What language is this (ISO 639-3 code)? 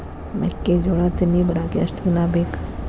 kan